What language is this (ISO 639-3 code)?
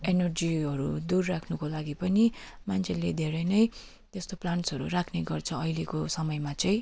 nep